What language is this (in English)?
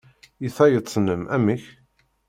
Kabyle